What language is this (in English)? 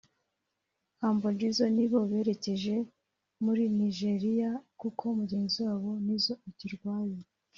Kinyarwanda